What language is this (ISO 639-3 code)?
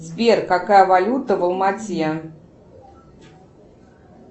rus